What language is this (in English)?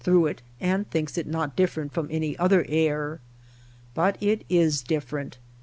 English